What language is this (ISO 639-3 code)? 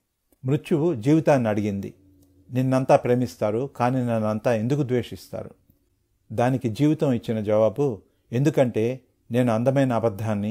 tel